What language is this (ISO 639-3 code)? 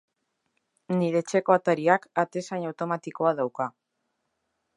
eus